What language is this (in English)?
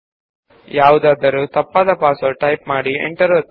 Kannada